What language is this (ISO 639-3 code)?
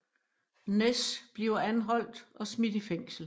dan